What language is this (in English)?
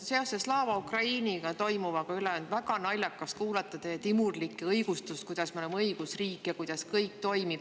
Estonian